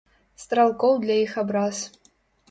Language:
Belarusian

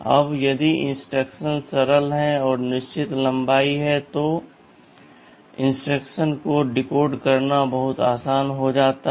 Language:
Hindi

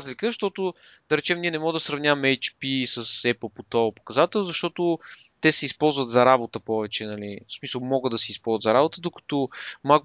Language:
Bulgarian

